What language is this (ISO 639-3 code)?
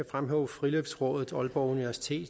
dan